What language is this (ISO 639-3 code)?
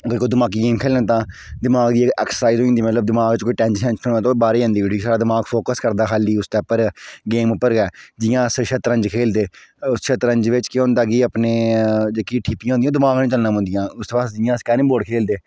doi